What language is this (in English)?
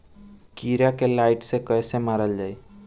Bhojpuri